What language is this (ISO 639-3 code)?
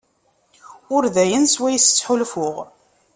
kab